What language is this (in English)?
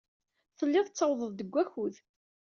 Kabyle